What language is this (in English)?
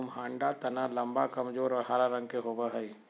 Magahi